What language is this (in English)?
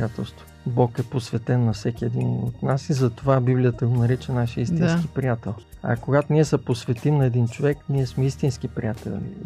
Bulgarian